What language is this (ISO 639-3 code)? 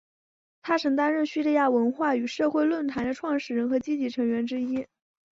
zho